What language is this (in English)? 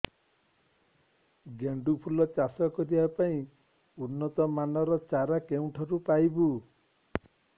Odia